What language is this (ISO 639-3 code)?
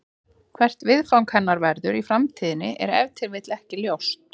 isl